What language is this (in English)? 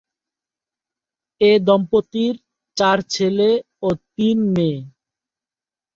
Bangla